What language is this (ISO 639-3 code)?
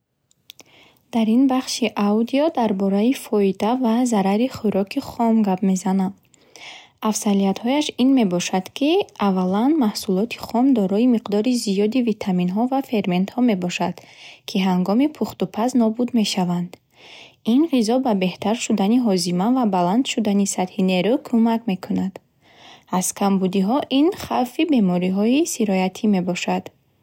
bhh